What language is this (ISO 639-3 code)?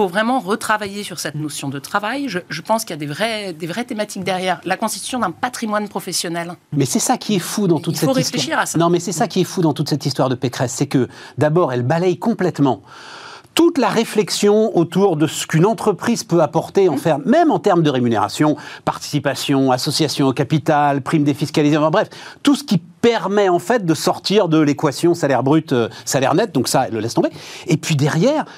fra